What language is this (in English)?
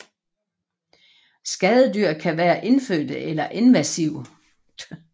Danish